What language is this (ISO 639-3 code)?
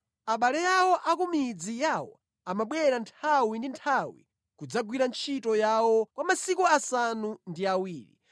nya